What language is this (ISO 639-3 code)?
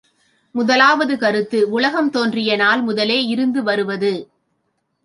tam